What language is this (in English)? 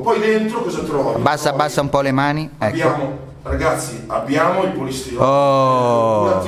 Italian